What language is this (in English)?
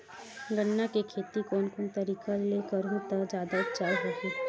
Chhattisgarhi